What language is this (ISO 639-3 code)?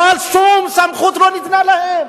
heb